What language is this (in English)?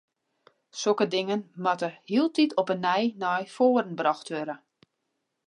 Western Frisian